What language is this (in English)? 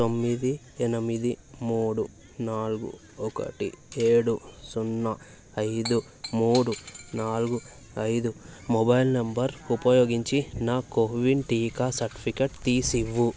Telugu